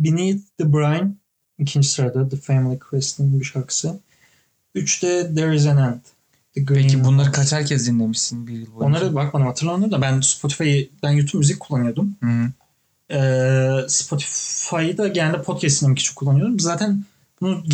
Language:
Turkish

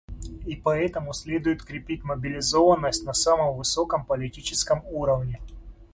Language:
Russian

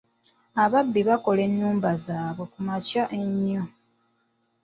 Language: Ganda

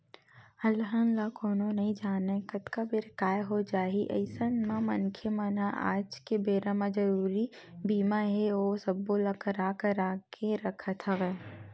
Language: Chhattisgarhi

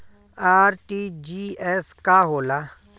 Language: Bhojpuri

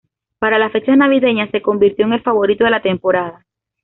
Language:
Spanish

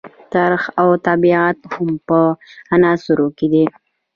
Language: Pashto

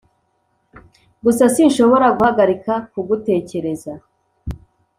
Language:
Kinyarwanda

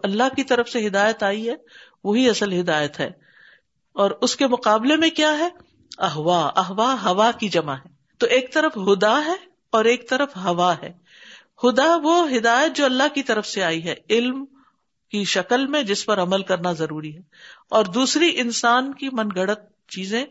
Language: Urdu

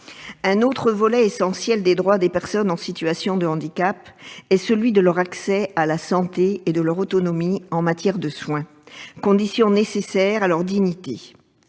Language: French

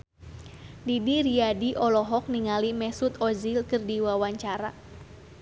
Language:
Sundanese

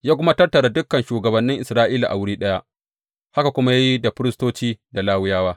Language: Hausa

